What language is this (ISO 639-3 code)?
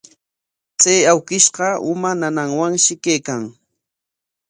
qwa